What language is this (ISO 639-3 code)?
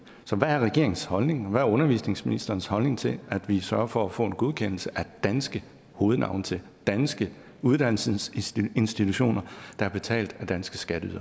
dan